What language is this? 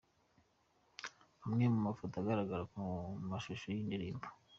Kinyarwanda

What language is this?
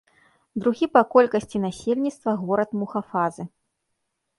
Belarusian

